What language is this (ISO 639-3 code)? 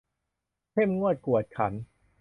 tha